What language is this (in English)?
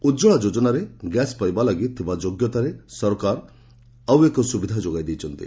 Odia